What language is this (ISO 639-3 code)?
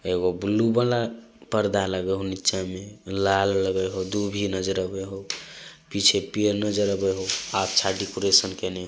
mag